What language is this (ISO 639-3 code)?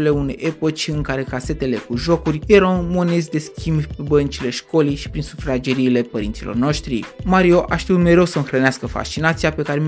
ron